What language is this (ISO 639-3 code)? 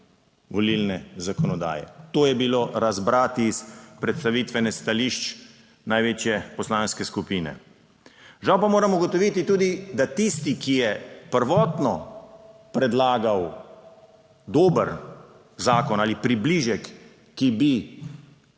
slv